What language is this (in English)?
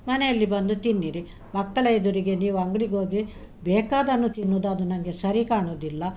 Kannada